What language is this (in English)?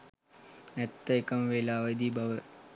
Sinhala